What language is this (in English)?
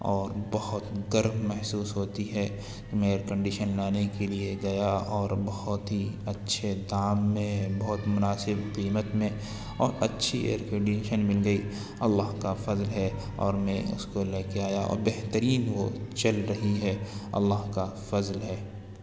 Urdu